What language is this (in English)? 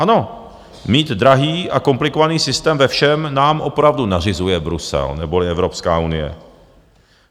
Czech